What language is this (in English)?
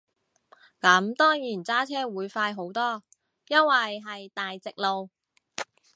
Cantonese